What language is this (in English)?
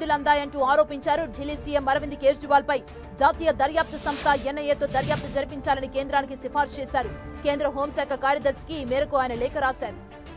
Telugu